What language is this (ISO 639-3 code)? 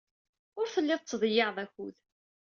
kab